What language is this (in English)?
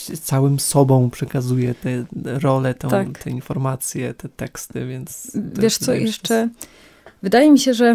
Polish